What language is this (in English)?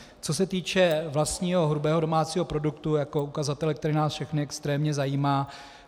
Czech